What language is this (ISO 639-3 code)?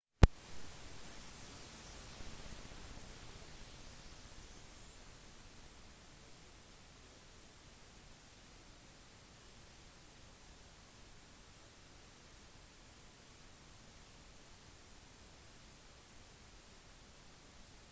nob